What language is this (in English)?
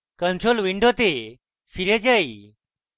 Bangla